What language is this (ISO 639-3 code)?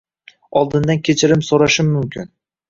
uzb